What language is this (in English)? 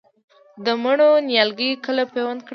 Pashto